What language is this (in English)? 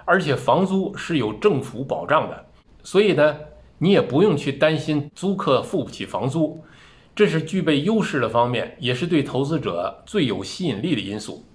Chinese